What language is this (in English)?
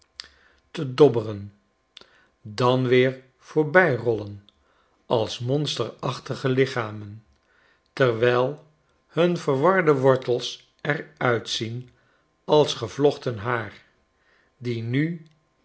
Dutch